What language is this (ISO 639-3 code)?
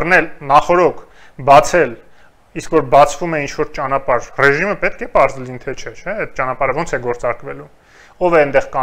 ron